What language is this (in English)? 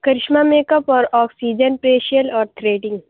Urdu